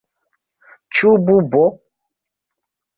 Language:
Esperanto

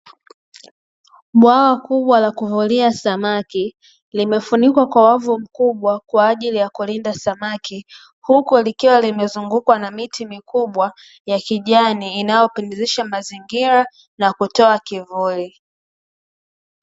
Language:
Swahili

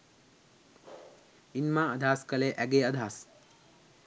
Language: Sinhala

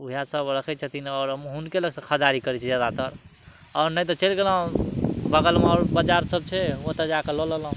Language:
Maithili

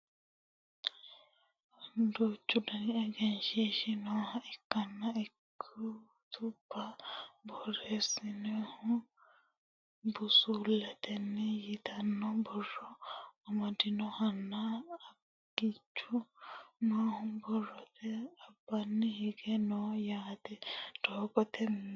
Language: Sidamo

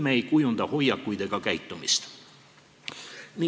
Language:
Estonian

